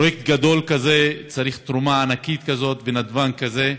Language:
Hebrew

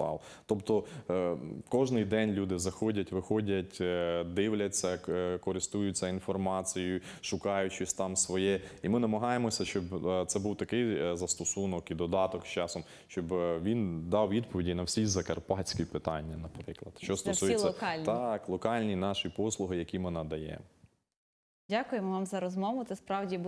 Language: Ukrainian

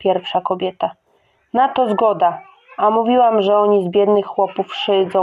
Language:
Polish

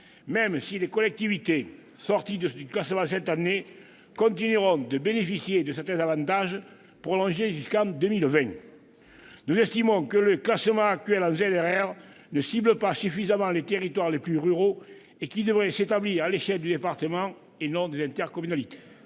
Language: French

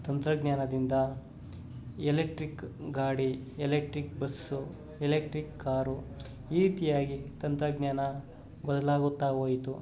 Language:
Kannada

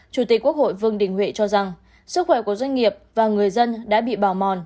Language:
Vietnamese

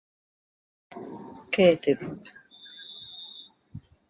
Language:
Arabic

